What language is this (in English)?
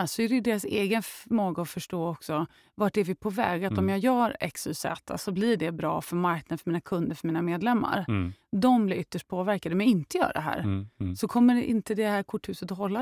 Swedish